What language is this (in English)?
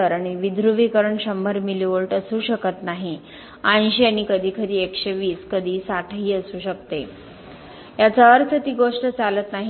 Marathi